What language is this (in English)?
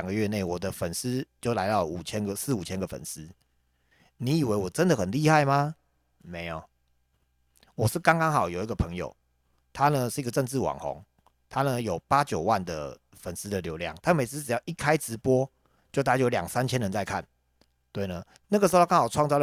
Chinese